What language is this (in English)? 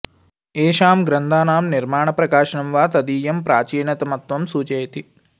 Sanskrit